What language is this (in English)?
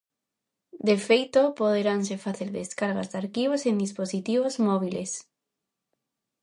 Galician